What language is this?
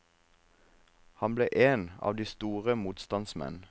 Norwegian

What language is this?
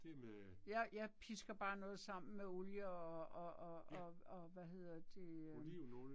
Danish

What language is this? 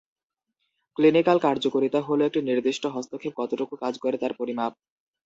Bangla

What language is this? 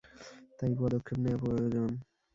Bangla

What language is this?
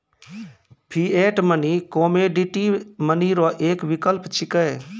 Maithili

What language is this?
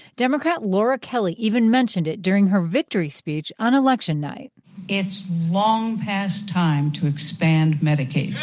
English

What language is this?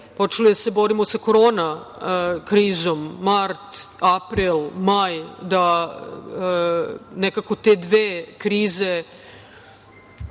Serbian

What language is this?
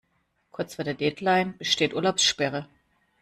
German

